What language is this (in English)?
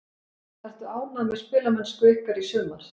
Icelandic